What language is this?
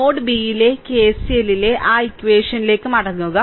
Malayalam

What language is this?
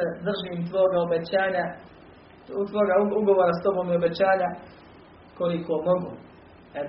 Croatian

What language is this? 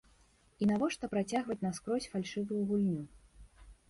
Belarusian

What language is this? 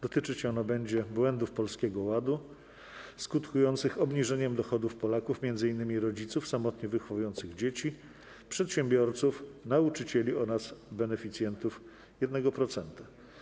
Polish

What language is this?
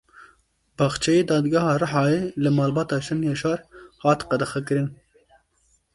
Kurdish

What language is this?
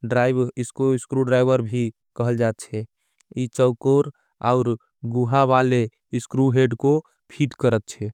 Angika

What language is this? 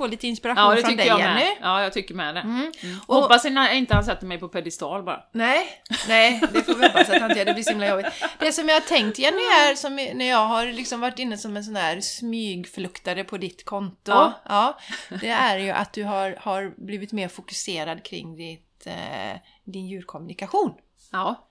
Swedish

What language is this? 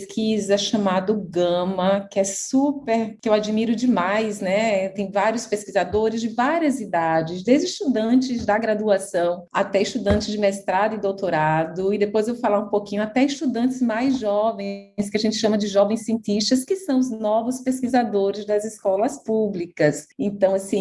Portuguese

